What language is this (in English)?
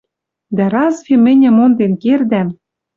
Western Mari